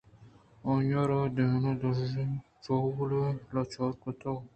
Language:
Eastern Balochi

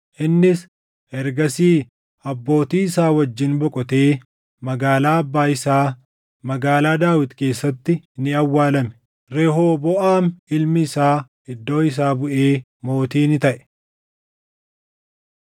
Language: Oromo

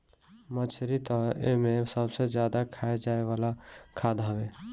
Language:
Bhojpuri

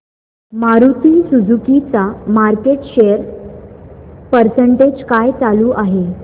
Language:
Marathi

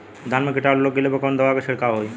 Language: Bhojpuri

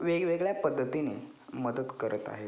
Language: Marathi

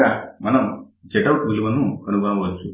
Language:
Telugu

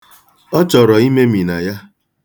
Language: Igbo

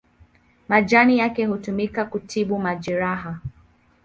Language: Swahili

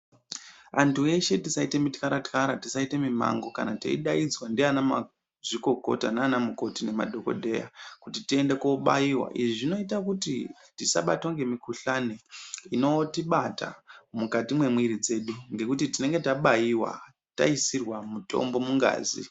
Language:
Ndau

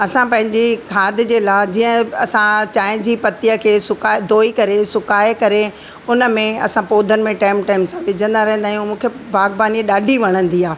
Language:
Sindhi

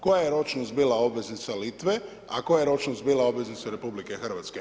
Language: Croatian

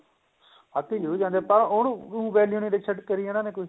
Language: Punjabi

